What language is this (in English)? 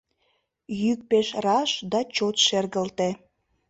Mari